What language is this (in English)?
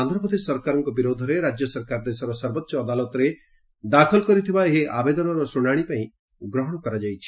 Odia